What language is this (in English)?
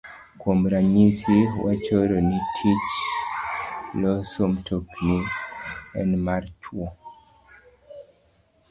Luo (Kenya and Tanzania)